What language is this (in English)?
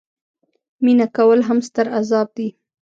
Pashto